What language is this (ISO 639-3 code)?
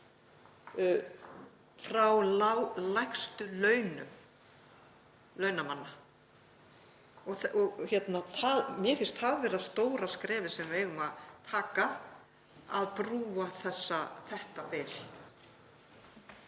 isl